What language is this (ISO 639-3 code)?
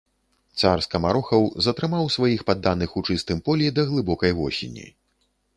bel